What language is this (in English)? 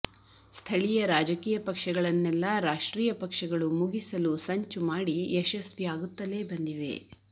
Kannada